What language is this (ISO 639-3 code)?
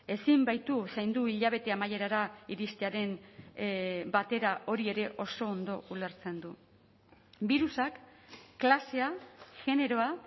eus